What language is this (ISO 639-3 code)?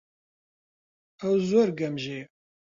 ckb